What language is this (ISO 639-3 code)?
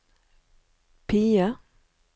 nor